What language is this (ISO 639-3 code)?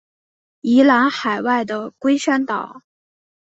zho